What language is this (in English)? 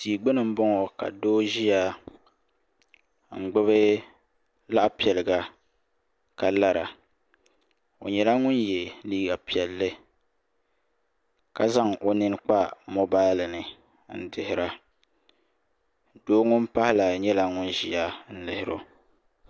Dagbani